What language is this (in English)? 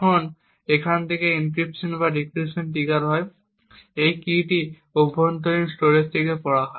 Bangla